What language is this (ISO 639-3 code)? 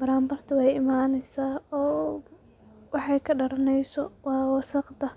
som